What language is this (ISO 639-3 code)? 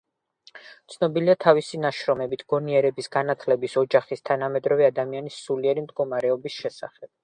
kat